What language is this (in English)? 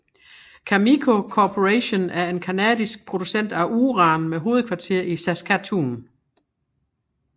Danish